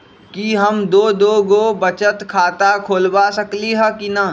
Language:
Magahi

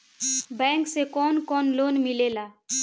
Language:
Bhojpuri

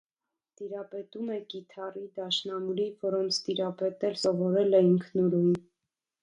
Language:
Armenian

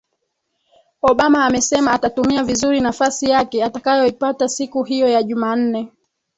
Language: Swahili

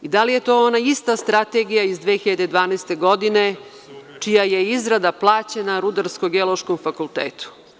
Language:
Serbian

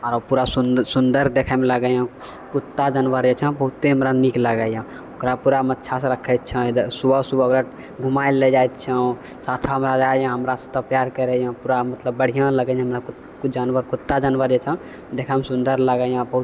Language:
Maithili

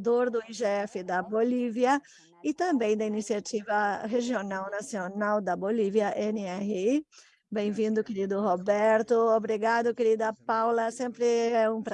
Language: Portuguese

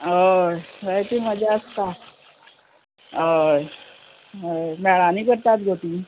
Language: Konkani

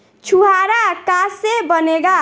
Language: Bhojpuri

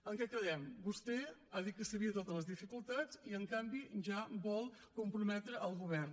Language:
Catalan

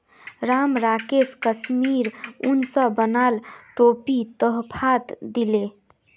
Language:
Magahi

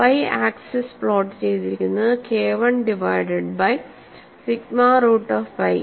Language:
Malayalam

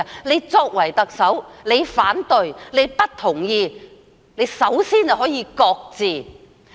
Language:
Cantonese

